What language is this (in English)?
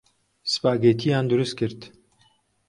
Central Kurdish